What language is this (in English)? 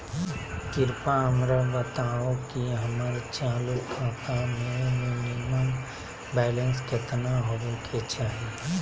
Magahi